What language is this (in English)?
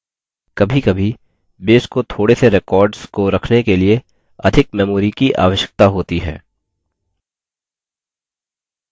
Hindi